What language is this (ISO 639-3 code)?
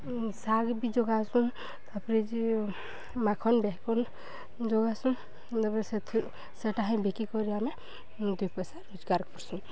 ori